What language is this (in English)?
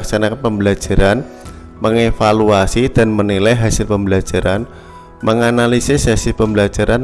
Indonesian